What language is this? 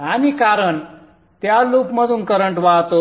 Marathi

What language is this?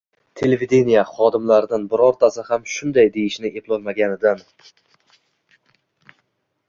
Uzbek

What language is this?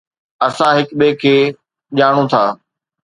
Sindhi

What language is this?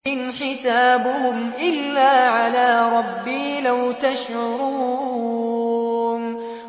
Arabic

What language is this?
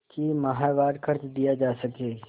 Hindi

